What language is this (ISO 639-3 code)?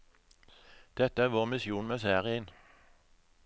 nor